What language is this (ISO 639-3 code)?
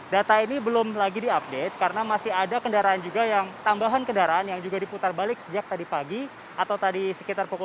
ind